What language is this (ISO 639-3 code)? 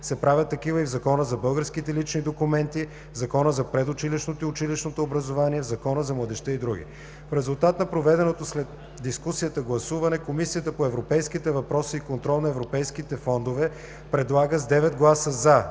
bul